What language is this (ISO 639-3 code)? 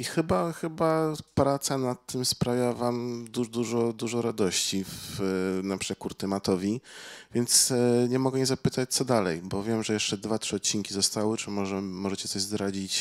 pol